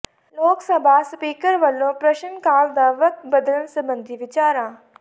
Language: Punjabi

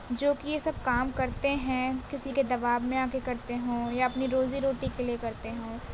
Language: Urdu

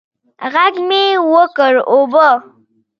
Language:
Pashto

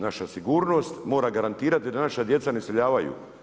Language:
Croatian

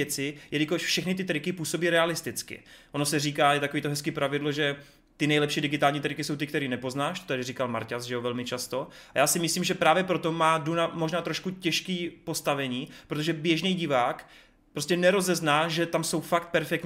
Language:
Czech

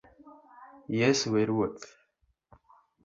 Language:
Luo (Kenya and Tanzania)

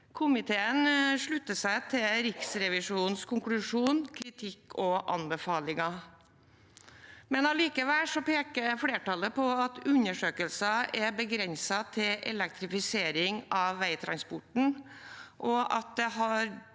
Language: Norwegian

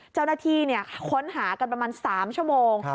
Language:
Thai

